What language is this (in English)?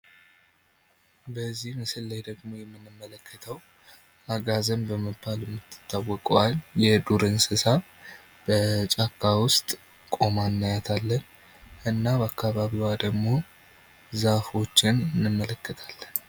Amharic